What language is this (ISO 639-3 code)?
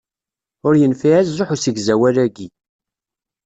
kab